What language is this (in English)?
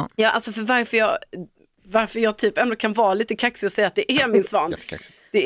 Swedish